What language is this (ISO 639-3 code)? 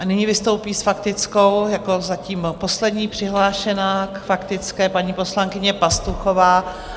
ces